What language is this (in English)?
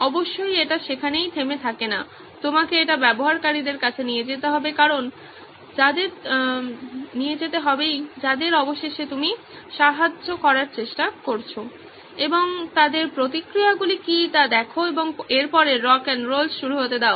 Bangla